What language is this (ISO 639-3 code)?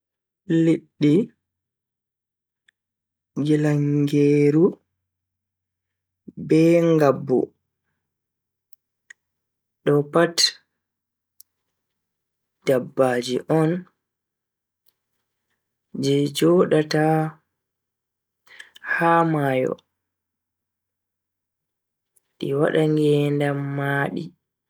fui